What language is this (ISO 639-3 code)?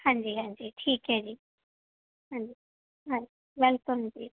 pan